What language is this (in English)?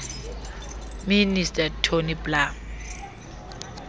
Xhosa